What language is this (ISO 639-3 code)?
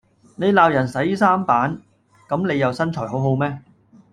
yue